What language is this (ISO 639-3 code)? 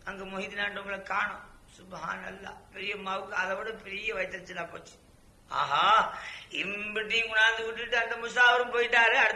tam